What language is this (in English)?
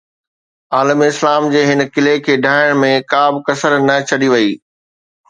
Sindhi